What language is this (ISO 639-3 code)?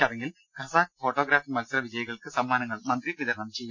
mal